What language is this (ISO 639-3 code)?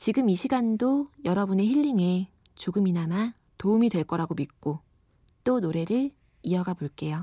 kor